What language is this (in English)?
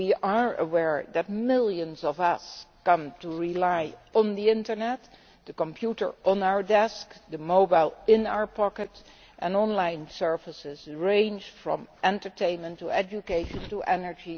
English